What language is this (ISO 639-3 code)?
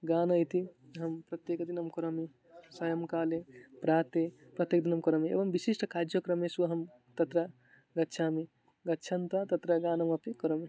san